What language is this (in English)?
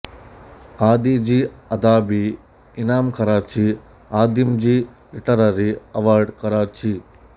Kannada